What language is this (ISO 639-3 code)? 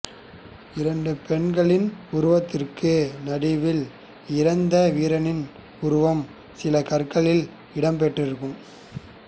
tam